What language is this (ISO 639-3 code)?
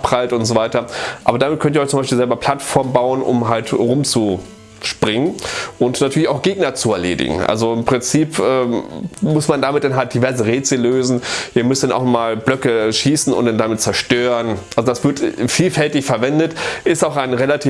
deu